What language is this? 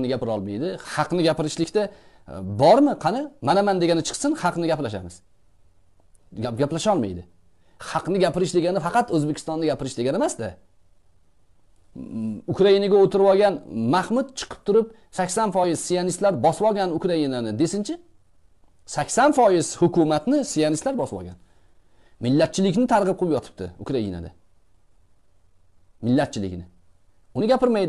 Turkish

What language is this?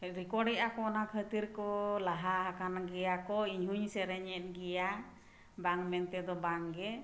Santali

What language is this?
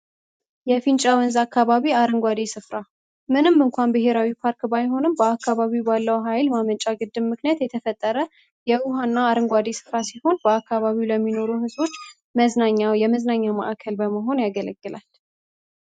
Amharic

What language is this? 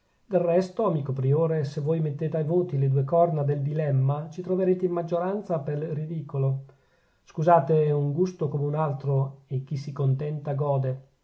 Italian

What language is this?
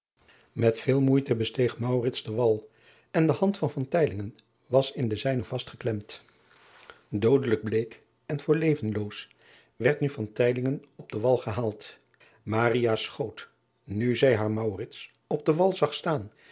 Dutch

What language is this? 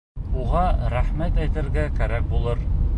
Bashkir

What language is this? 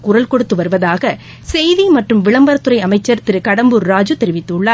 Tamil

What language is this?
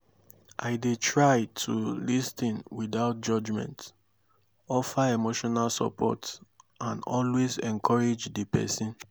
Nigerian Pidgin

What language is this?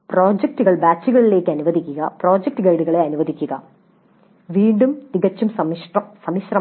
Malayalam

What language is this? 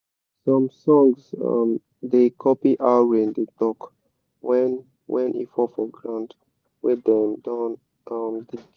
Nigerian Pidgin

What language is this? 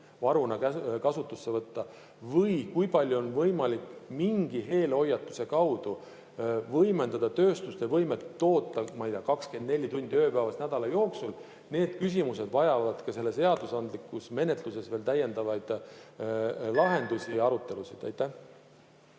Estonian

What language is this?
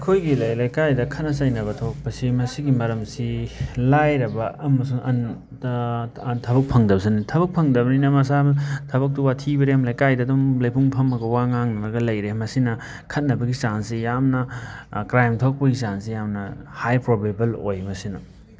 Manipuri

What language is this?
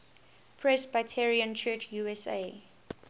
English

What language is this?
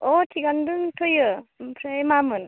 Bodo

